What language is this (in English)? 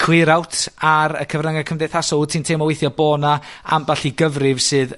Welsh